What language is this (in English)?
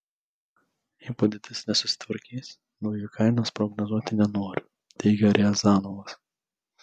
Lithuanian